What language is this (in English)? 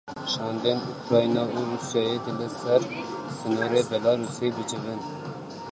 Kurdish